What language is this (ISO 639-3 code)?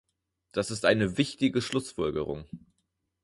deu